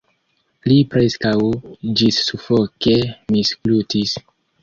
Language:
Esperanto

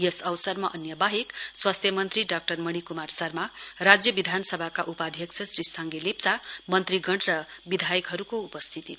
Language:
Nepali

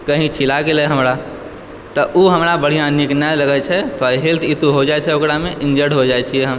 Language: Maithili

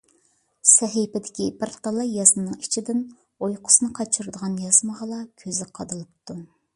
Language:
Uyghur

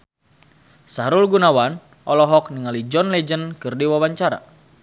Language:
Sundanese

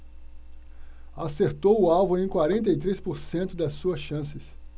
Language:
Portuguese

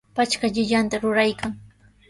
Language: Sihuas Ancash Quechua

